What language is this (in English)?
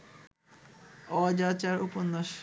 Bangla